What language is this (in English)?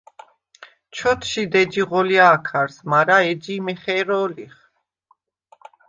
Svan